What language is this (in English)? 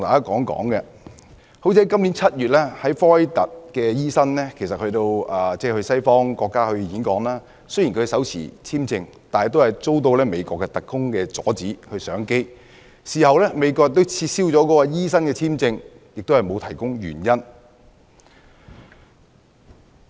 Cantonese